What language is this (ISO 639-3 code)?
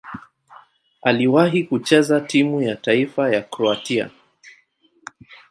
swa